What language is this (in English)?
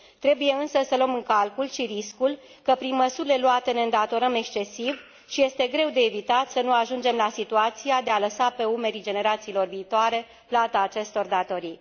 Romanian